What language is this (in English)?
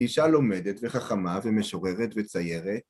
Hebrew